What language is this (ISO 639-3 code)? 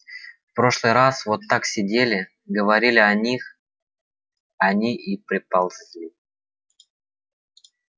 rus